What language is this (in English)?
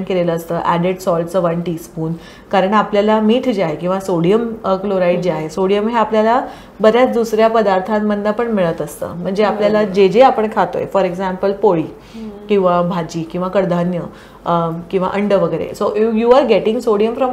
Marathi